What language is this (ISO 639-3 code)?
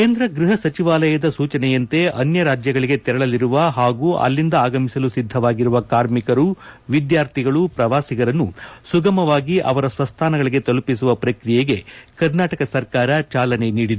kan